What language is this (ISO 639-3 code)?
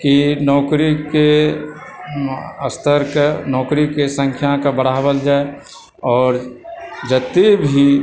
mai